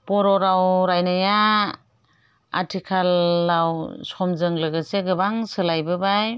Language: Bodo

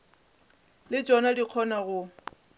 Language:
Northern Sotho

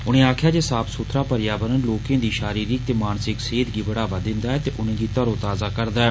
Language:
Dogri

